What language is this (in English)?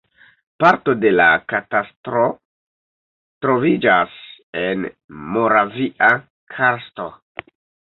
Esperanto